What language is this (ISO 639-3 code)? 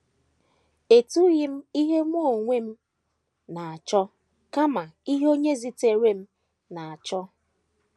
ibo